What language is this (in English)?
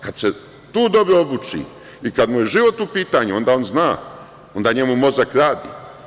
Serbian